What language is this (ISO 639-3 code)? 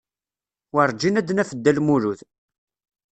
kab